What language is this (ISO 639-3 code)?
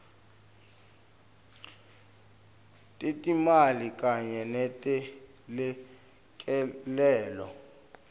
ssw